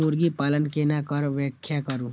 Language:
Maithili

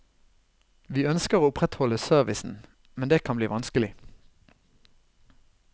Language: Norwegian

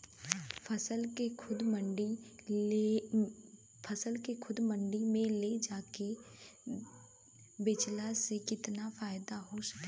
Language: Bhojpuri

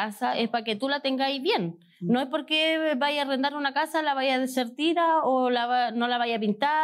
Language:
Spanish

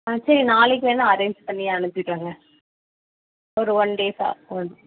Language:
Tamil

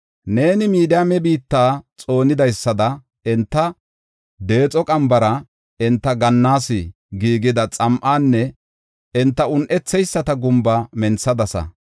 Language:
Gofa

